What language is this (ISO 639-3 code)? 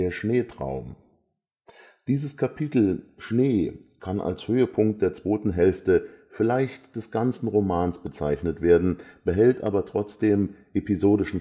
deu